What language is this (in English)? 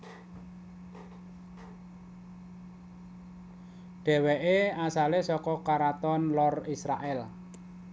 Javanese